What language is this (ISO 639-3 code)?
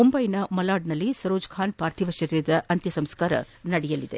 kan